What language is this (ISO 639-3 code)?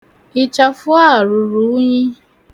ibo